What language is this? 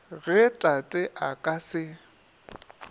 Northern Sotho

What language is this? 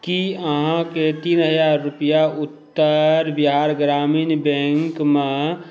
Maithili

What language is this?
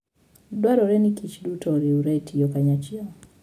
Luo (Kenya and Tanzania)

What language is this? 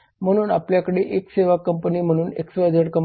Marathi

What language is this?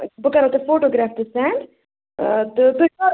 Kashmiri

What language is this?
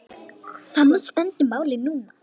Icelandic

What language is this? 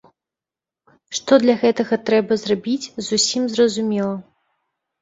Belarusian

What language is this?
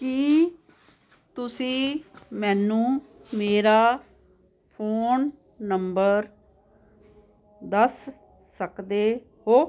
Punjabi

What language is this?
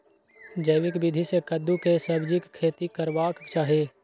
Maithili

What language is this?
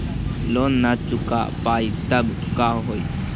Magahi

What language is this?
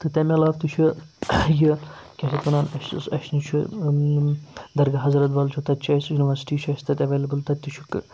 Kashmiri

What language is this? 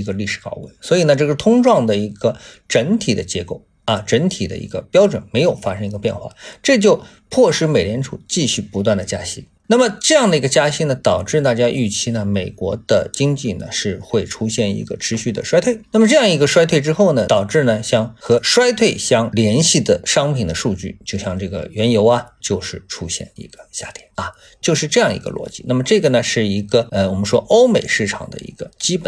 Chinese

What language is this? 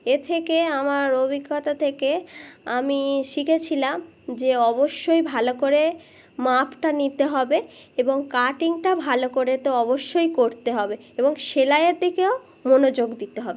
Bangla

